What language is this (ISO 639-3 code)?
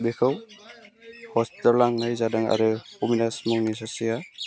brx